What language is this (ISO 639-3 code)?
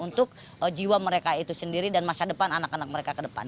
ind